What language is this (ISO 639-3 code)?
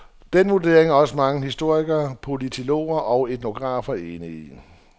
dan